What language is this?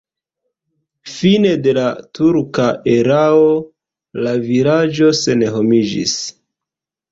Esperanto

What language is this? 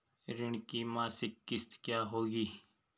Hindi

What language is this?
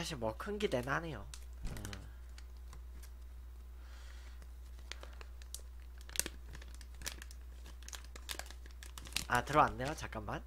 Korean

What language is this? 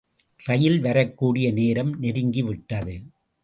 Tamil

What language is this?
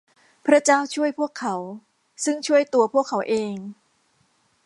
Thai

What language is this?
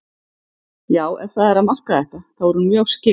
Icelandic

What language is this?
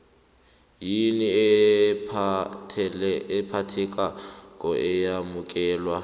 South Ndebele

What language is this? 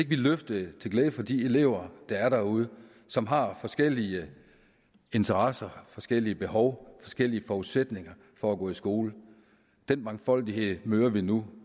Danish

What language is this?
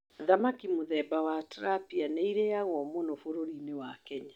Kikuyu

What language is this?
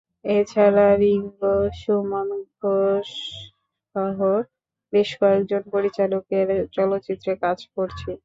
Bangla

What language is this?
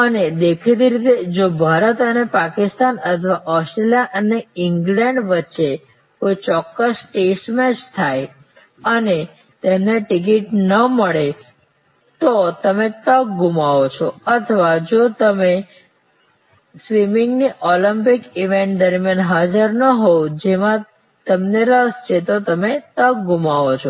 Gujarati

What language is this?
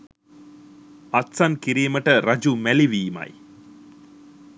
Sinhala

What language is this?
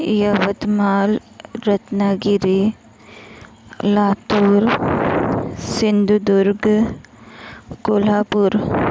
Marathi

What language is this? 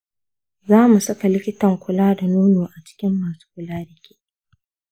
Hausa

